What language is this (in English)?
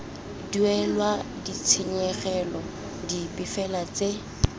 Tswana